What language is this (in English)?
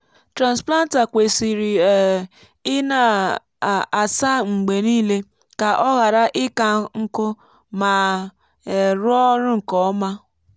Igbo